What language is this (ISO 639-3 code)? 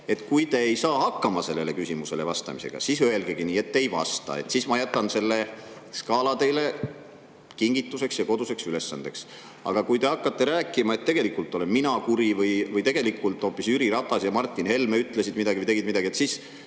est